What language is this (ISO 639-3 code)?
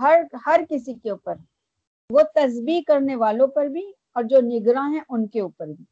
urd